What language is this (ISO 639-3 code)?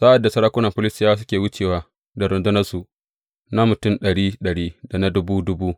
hau